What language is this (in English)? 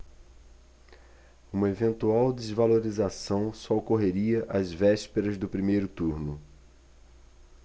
Portuguese